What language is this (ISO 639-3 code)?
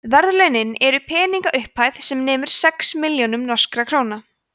isl